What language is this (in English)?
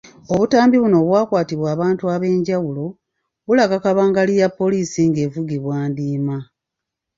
Ganda